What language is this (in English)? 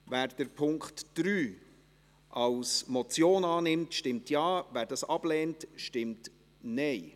Swiss German